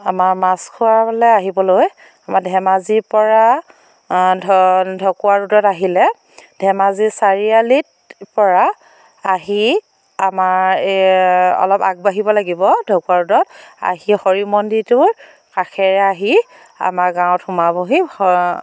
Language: Assamese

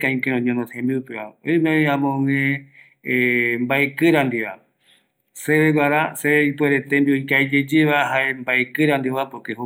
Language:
Eastern Bolivian Guaraní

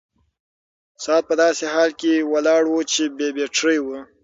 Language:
Pashto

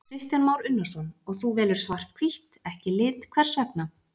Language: Icelandic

